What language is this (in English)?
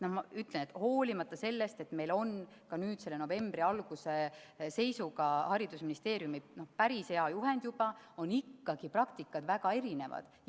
Estonian